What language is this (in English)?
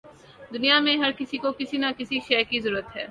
Urdu